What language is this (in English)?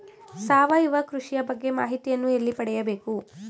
Kannada